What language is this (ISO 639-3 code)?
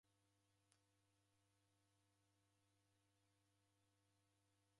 dav